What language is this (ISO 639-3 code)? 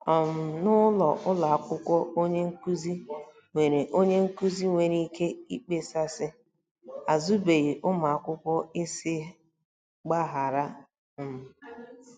ibo